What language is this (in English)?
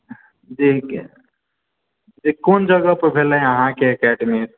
Maithili